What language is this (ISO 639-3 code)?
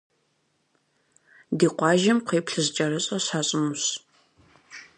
kbd